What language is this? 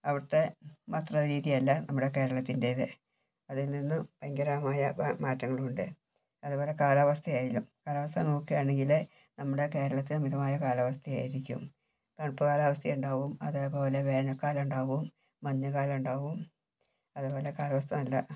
Malayalam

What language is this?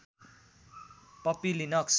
Nepali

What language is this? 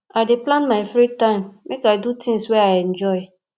Nigerian Pidgin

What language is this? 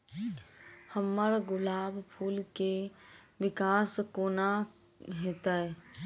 Maithili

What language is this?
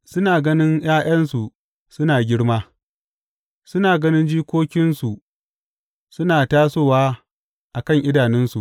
Hausa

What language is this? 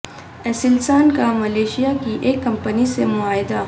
Urdu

